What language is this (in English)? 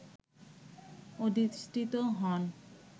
Bangla